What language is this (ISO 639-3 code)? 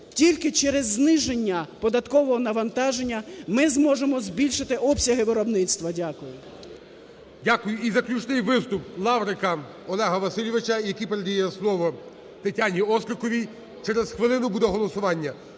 ukr